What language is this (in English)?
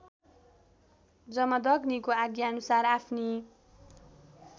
Nepali